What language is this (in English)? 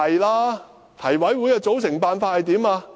Cantonese